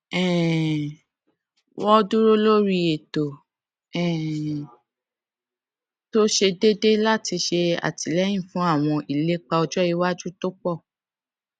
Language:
Yoruba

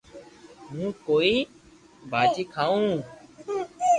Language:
Loarki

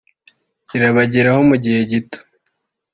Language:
Kinyarwanda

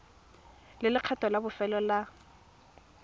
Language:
Tswana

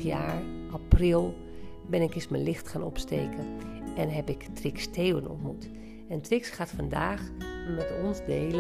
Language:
Dutch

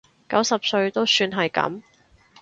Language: Cantonese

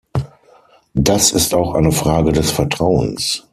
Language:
German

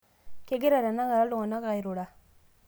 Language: Masai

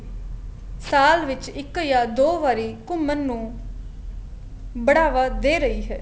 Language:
Punjabi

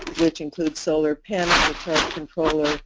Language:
English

